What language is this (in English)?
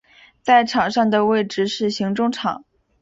Chinese